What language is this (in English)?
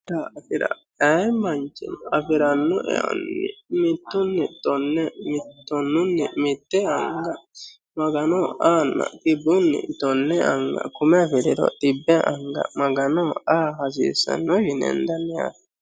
Sidamo